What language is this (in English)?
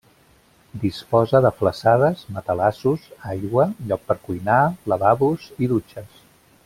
Catalan